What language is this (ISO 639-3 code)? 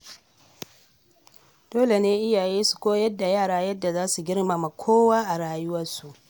hau